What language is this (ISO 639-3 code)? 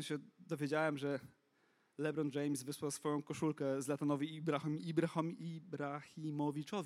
pol